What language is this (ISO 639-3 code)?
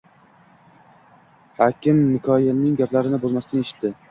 uzb